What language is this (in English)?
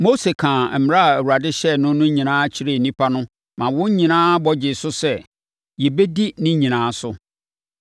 Akan